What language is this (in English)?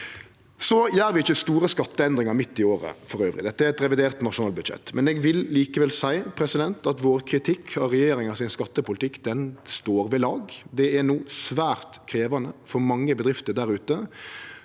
Norwegian